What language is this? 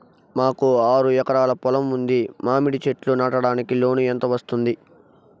Telugu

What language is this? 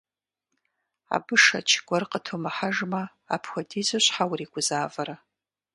Kabardian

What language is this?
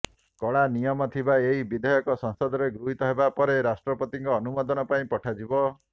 Odia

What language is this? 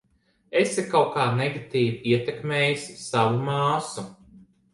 Latvian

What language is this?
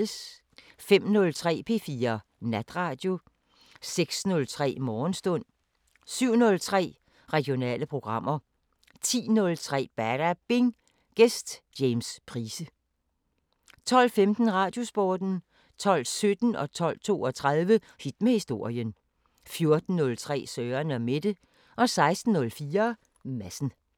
Danish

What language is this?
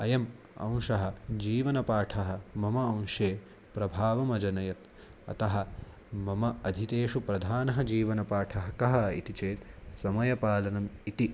Sanskrit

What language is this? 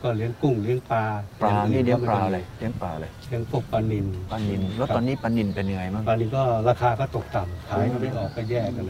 Thai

